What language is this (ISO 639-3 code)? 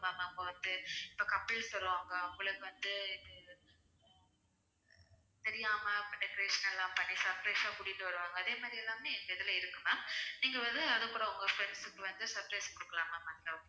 tam